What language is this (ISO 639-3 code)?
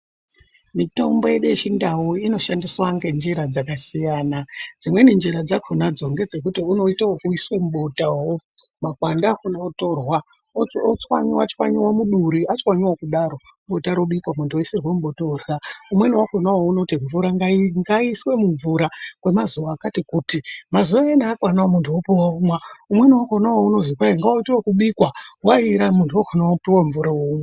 ndc